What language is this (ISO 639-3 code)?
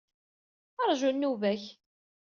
kab